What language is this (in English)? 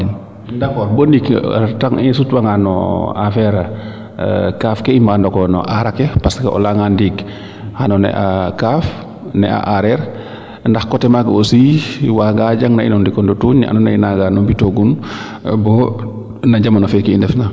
Serer